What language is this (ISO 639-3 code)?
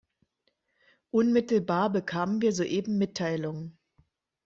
deu